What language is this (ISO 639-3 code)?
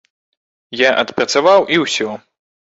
bel